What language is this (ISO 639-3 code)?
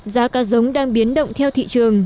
vie